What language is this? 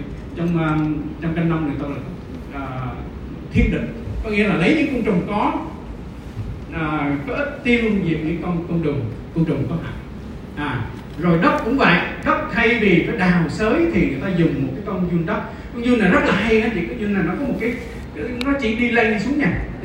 Vietnamese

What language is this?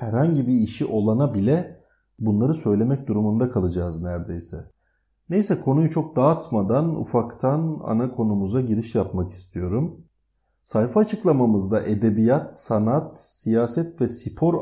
Turkish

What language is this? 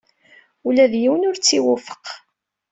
Kabyle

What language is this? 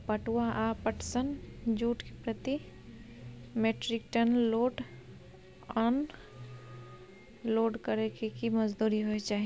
Maithili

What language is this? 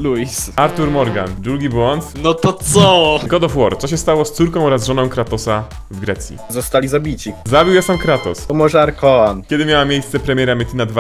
Polish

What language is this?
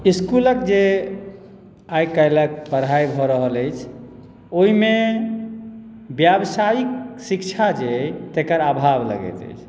Maithili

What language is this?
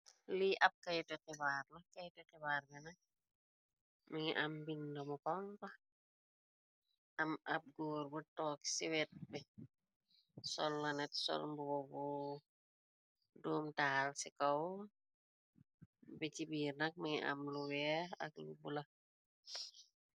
Wolof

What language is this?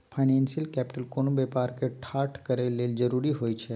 Maithili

